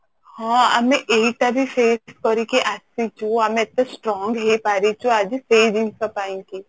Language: Odia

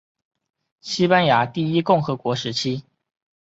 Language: Chinese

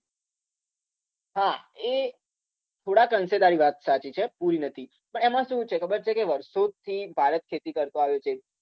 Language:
Gujarati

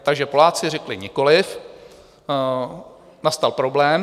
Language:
Czech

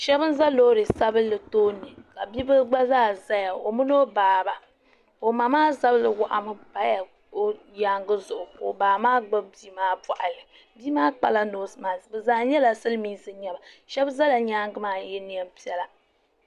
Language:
Dagbani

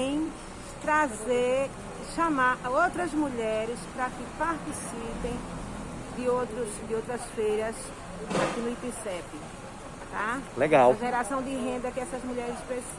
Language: Portuguese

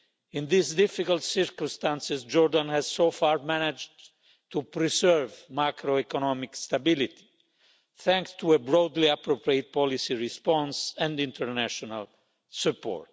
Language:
English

